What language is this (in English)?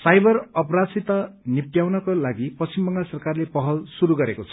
Nepali